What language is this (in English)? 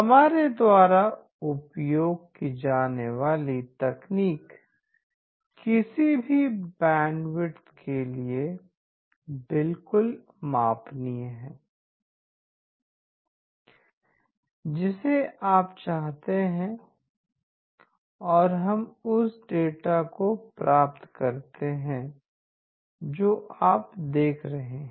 Hindi